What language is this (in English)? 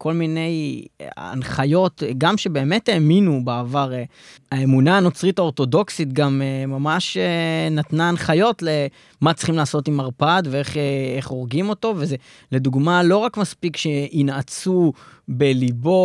Hebrew